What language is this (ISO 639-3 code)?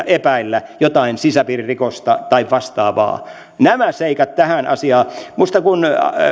fin